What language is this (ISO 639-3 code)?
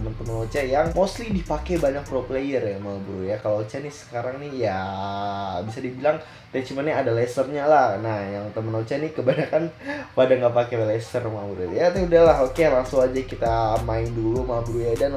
ind